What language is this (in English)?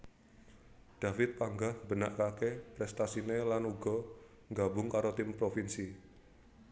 Javanese